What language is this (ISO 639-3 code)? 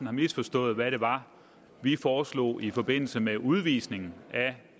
dan